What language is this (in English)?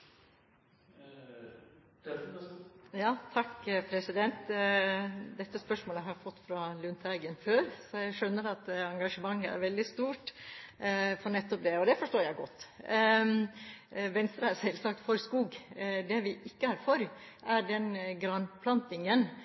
Norwegian Bokmål